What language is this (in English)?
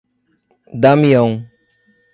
Portuguese